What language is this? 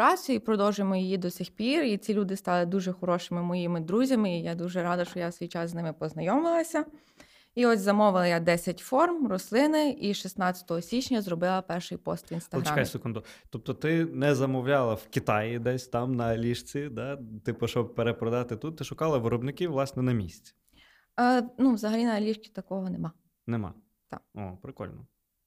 Ukrainian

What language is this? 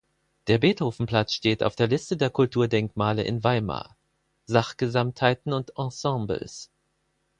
German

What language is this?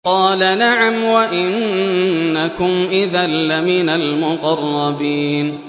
Arabic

